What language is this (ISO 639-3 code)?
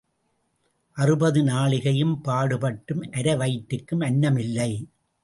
tam